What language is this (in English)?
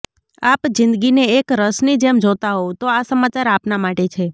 Gujarati